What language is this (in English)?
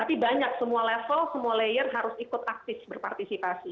Indonesian